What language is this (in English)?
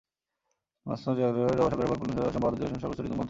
Bangla